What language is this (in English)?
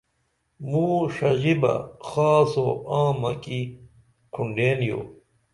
Dameli